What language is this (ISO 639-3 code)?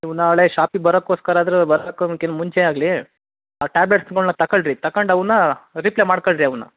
kan